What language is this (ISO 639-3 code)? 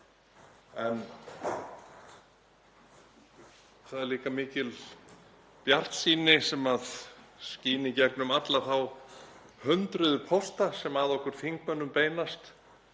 isl